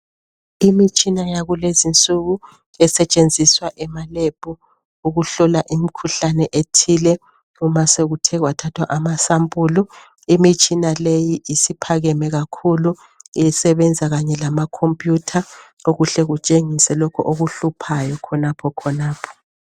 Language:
North Ndebele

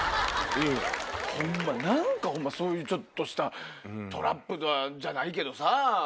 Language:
Japanese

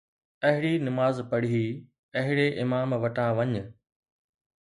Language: Sindhi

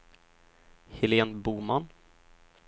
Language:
Swedish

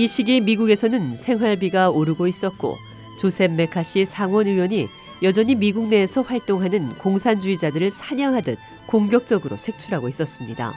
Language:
Korean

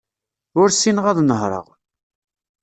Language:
Kabyle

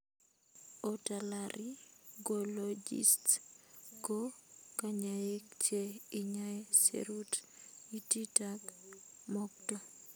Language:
Kalenjin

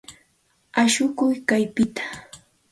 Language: Santa Ana de Tusi Pasco Quechua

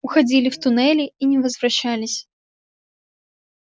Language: Russian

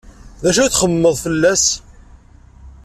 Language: Kabyle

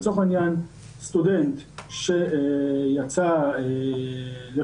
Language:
Hebrew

